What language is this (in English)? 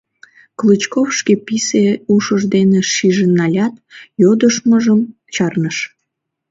Mari